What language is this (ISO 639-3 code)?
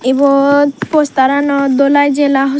ccp